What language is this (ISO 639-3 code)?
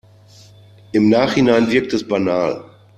deu